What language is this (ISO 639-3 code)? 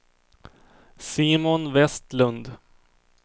swe